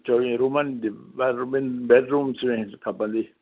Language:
Sindhi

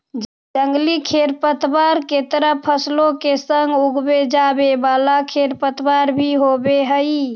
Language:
Magahi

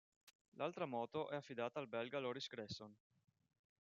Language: Italian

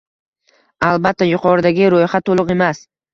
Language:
Uzbek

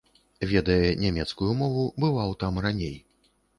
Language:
Belarusian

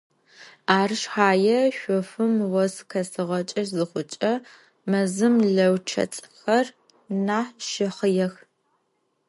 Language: Adyghe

